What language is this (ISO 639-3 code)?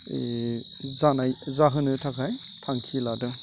brx